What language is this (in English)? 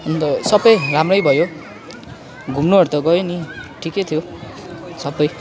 Nepali